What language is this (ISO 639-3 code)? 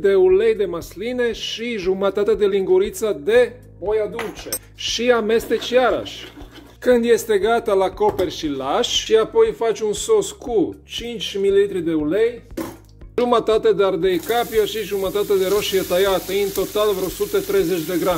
ron